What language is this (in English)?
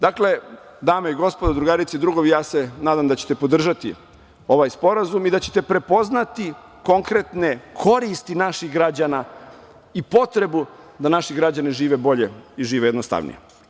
Serbian